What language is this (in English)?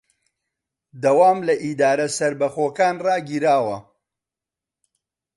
Central Kurdish